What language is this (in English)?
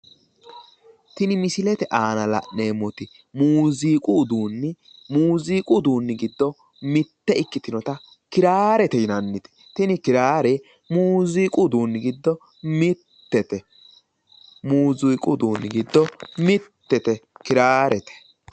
Sidamo